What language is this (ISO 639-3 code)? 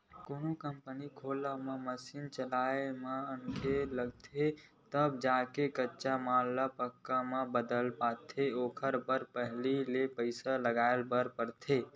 hne